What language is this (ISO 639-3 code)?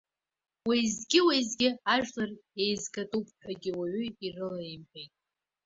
abk